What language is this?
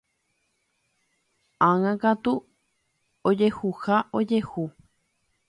Guarani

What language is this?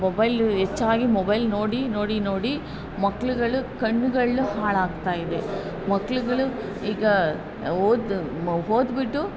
Kannada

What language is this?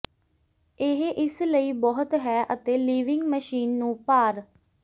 Punjabi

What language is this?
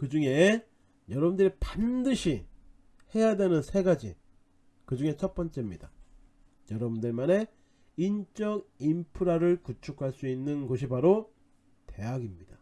Korean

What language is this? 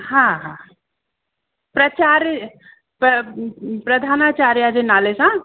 Sindhi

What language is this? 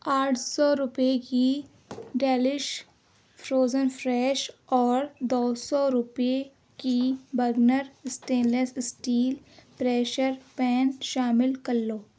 Urdu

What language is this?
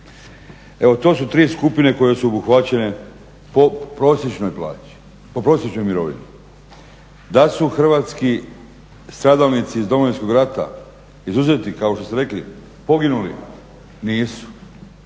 Croatian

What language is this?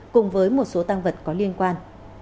Vietnamese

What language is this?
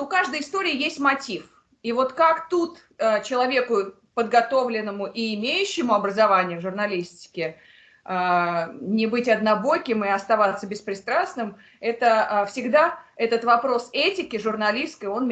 Russian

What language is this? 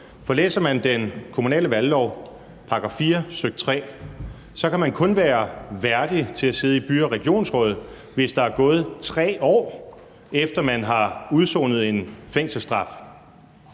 Danish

